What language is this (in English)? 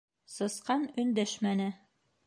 Bashkir